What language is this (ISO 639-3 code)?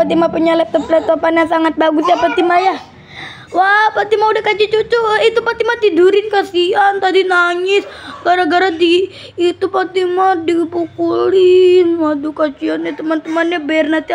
ind